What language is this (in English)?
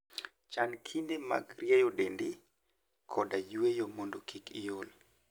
Luo (Kenya and Tanzania)